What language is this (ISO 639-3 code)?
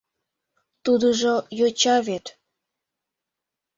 chm